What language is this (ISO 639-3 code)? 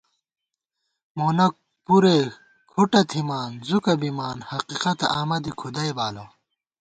gwt